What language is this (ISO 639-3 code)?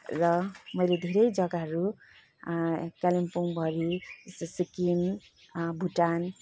nep